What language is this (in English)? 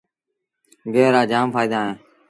Sindhi Bhil